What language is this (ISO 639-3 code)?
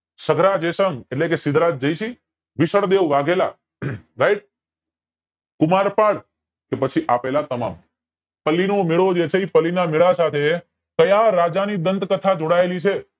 guj